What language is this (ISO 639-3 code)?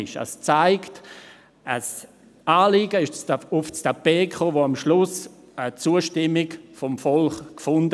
gsw